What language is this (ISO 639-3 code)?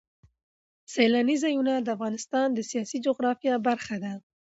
pus